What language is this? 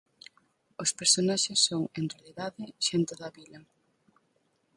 Galician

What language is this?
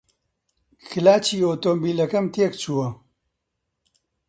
Central Kurdish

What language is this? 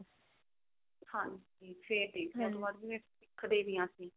Punjabi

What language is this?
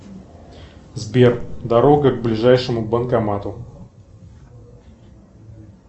Russian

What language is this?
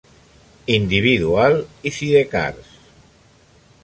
Catalan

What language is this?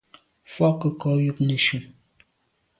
Medumba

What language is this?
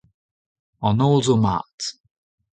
Breton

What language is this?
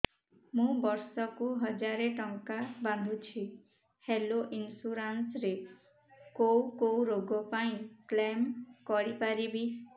Odia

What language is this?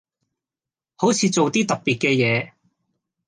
Cantonese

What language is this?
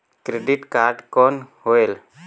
Chhattisgarhi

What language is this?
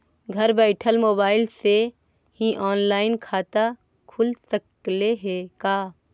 Magahi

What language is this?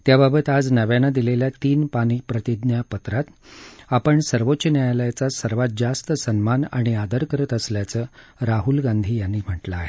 Marathi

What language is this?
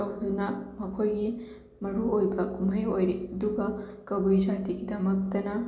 Manipuri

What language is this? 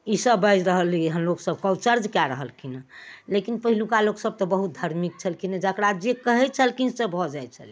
Maithili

